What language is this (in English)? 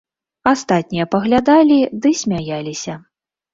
Belarusian